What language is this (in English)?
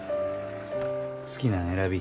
Japanese